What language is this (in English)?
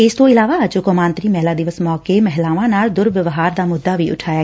Punjabi